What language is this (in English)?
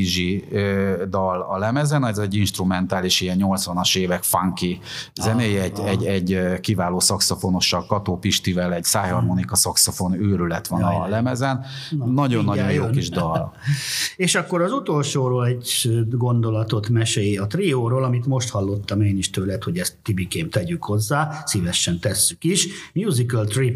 Hungarian